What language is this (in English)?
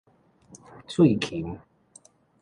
Min Nan Chinese